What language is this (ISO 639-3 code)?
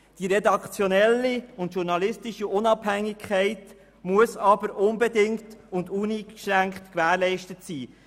gsw